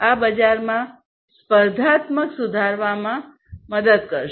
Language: Gujarati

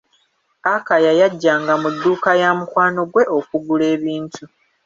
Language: Ganda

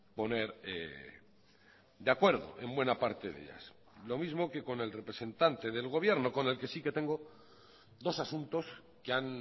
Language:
Spanish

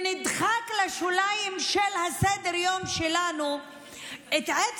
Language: Hebrew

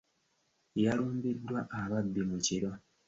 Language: Ganda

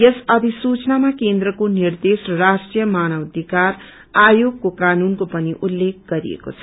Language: Nepali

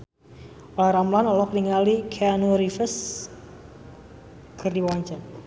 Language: Sundanese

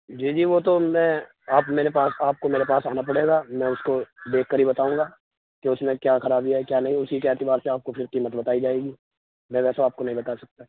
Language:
Urdu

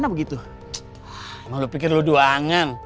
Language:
Indonesian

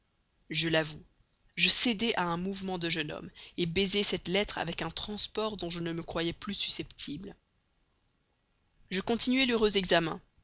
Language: French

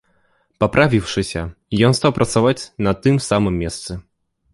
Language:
Belarusian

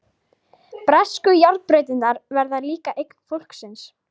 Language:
Icelandic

